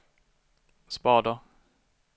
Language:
Swedish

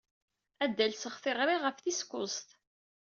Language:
Kabyle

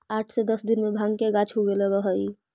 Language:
Magahi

